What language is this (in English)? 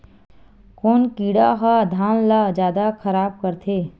Chhattisgarhi